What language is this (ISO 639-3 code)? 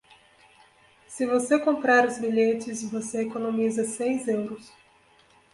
por